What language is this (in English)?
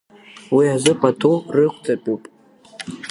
Abkhazian